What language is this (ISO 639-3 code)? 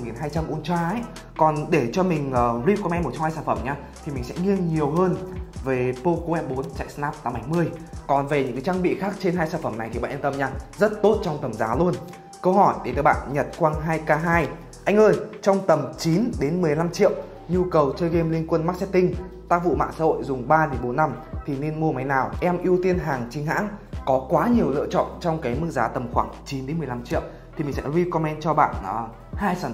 vie